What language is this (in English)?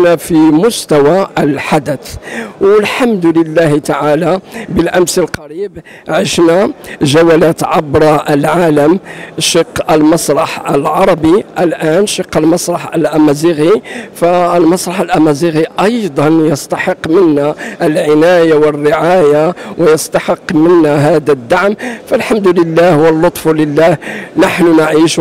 Arabic